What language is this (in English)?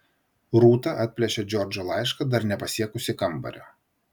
Lithuanian